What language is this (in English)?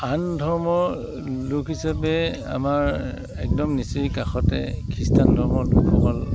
Assamese